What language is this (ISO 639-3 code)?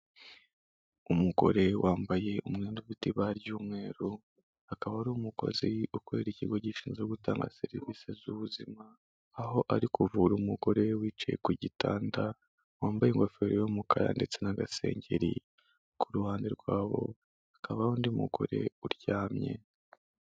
kin